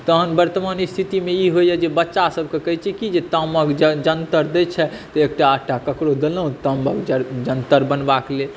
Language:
Maithili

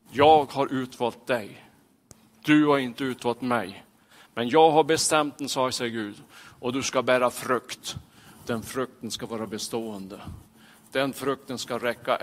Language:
Swedish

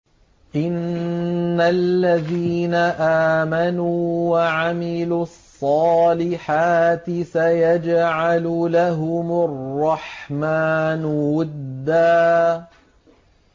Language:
Arabic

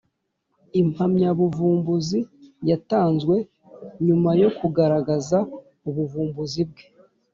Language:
Kinyarwanda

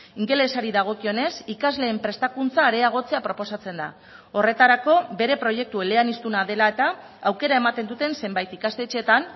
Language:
Basque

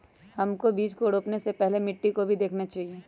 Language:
Magahi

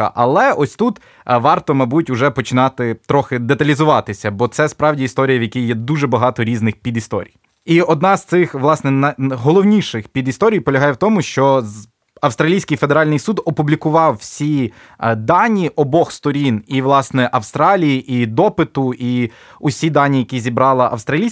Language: Ukrainian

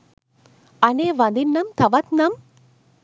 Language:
Sinhala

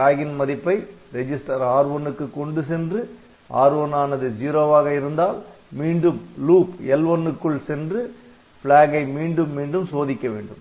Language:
Tamil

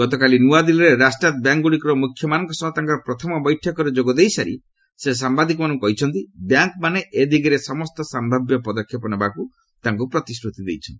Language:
Odia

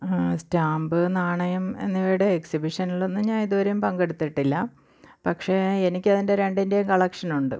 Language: Malayalam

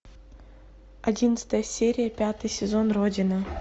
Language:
Russian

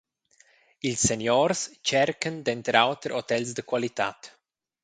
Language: Romansh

